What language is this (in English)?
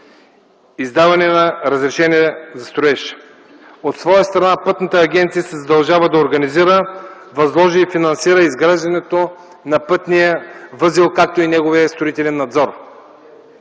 Bulgarian